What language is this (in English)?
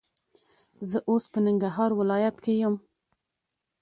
Pashto